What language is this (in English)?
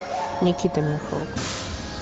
Russian